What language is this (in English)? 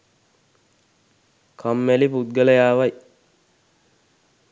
Sinhala